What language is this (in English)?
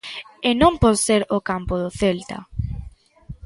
Galician